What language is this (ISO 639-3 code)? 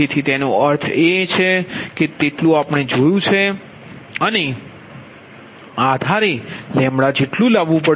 guj